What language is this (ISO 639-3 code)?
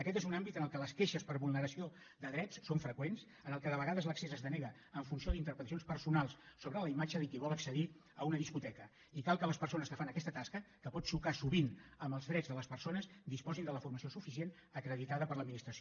cat